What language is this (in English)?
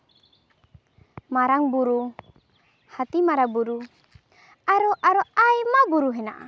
Santali